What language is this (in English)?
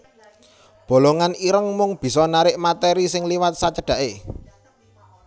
Javanese